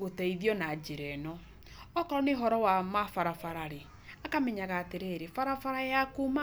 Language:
Kikuyu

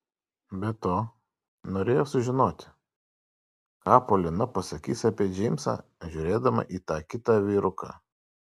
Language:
Lithuanian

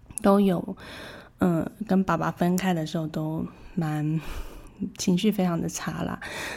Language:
Chinese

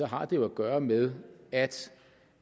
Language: Danish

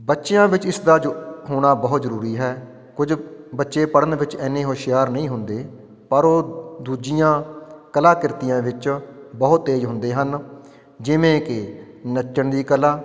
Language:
Punjabi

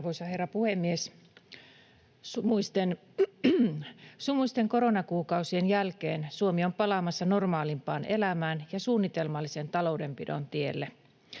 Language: Finnish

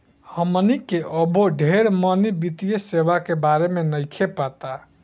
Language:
Bhojpuri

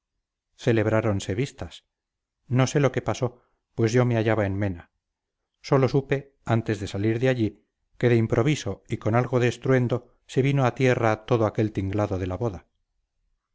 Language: Spanish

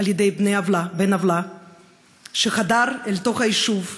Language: Hebrew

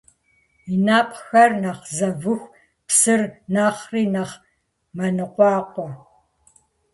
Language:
Kabardian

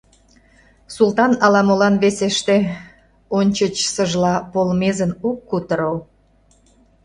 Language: Mari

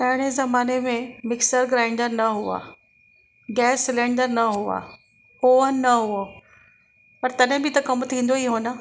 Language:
Sindhi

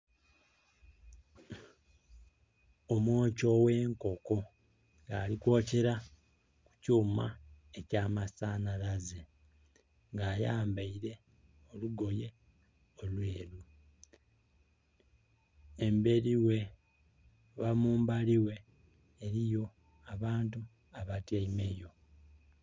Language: Soga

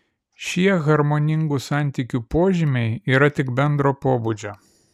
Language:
Lithuanian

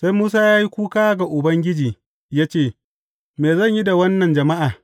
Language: Hausa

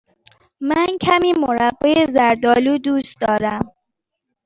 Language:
Persian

